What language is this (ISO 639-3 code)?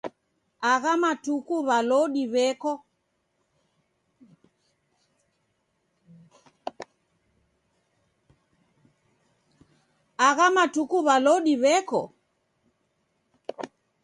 dav